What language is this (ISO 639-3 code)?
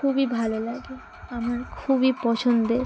ben